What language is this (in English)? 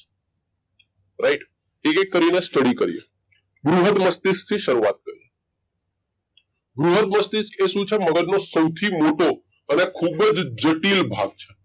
Gujarati